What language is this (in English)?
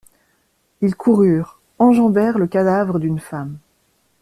French